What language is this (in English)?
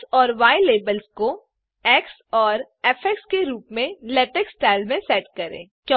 Hindi